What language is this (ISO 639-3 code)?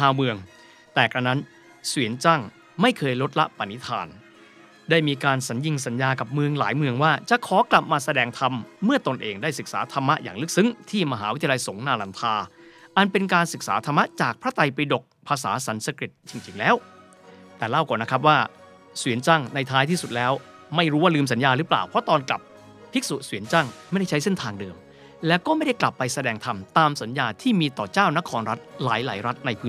tha